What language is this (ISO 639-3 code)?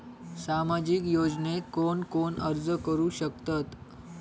mar